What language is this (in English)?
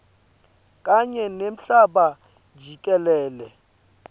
Swati